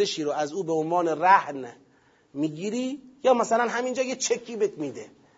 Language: Persian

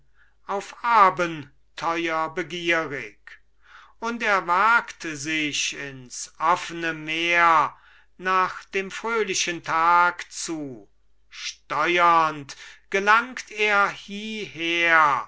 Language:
German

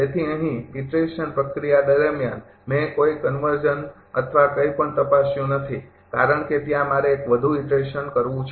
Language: Gujarati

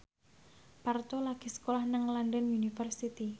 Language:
Javanese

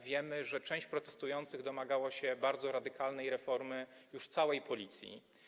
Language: Polish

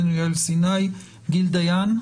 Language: Hebrew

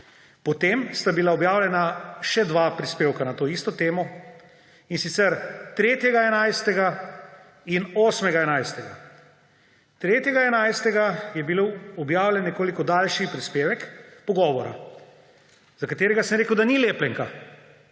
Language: Slovenian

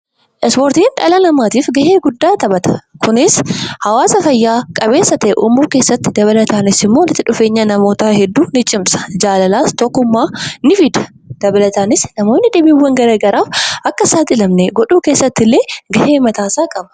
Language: Oromo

